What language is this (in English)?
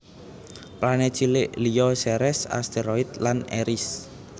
Javanese